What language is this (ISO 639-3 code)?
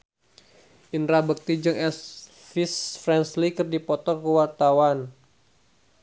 sun